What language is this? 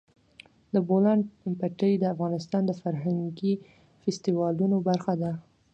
Pashto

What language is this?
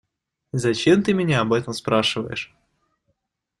Russian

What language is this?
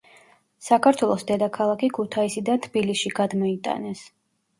Georgian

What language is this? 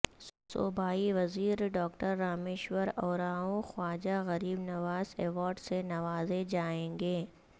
Urdu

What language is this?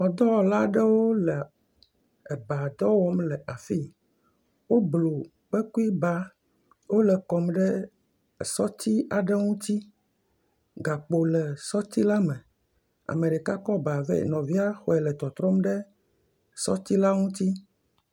Ewe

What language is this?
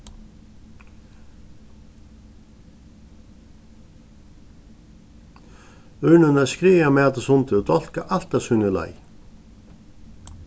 Faroese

